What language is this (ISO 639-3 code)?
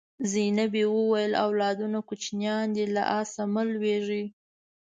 pus